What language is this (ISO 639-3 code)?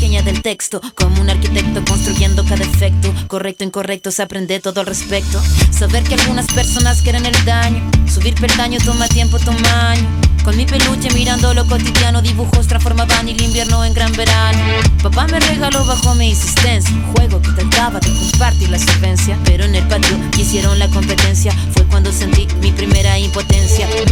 spa